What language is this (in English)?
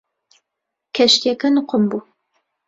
Central Kurdish